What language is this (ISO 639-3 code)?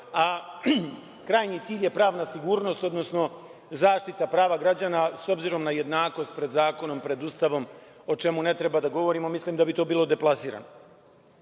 srp